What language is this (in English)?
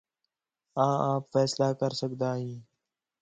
Khetrani